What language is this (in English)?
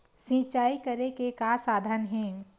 Chhattisgarhi